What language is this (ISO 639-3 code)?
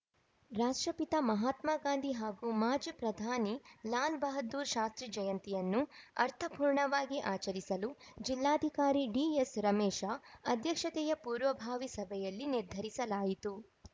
kan